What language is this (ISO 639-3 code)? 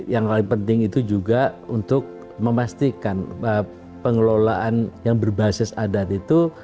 ind